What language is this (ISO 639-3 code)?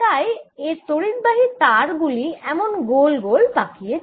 ben